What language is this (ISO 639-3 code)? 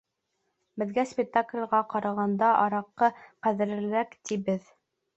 bak